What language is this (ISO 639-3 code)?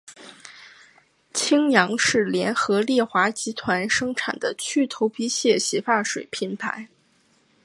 zho